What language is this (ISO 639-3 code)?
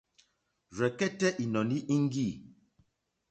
bri